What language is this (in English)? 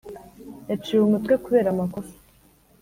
Kinyarwanda